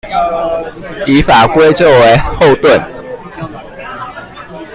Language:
Chinese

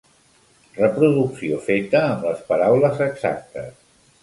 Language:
Catalan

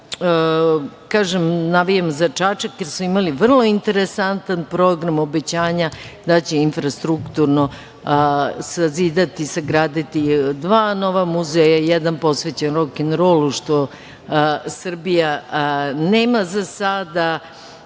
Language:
Serbian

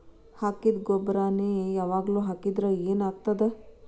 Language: Kannada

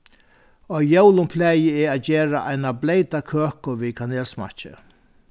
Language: Faroese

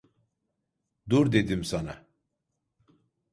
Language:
Turkish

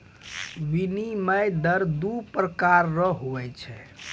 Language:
Maithili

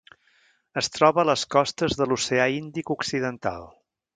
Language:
Catalan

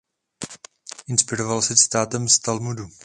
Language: Czech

